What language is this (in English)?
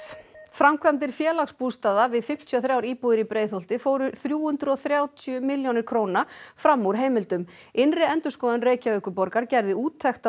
Icelandic